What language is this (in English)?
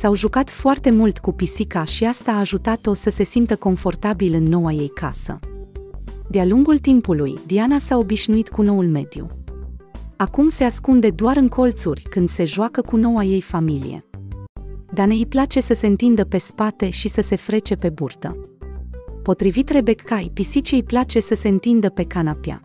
Romanian